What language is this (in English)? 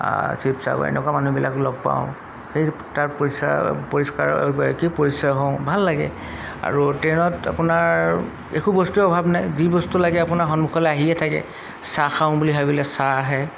Assamese